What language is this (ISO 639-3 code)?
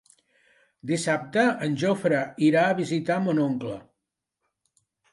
cat